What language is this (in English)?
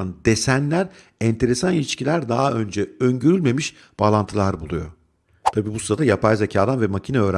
Turkish